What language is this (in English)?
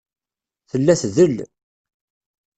Kabyle